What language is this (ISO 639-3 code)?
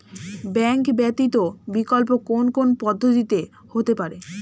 ben